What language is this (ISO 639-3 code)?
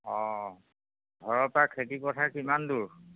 asm